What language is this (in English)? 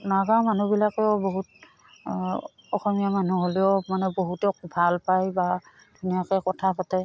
Assamese